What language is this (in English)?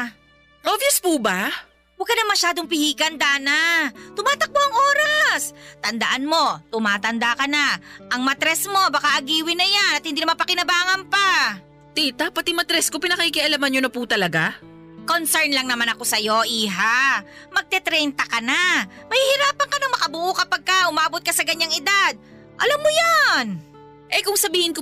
Filipino